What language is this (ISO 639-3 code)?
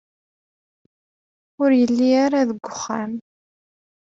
kab